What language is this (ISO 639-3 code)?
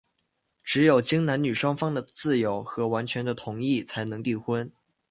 zho